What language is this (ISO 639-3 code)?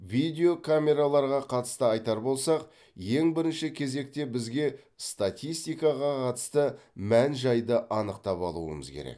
kaz